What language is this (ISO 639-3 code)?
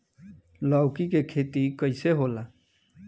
bho